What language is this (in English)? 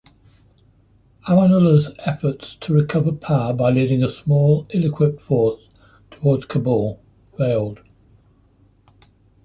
English